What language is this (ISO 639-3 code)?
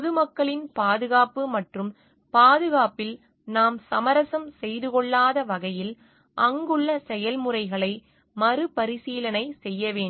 tam